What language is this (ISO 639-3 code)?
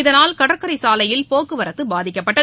tam